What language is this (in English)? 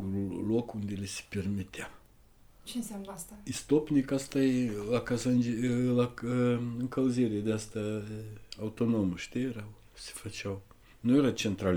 Romanian